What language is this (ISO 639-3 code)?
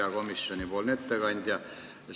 est